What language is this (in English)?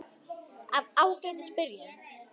Icelandic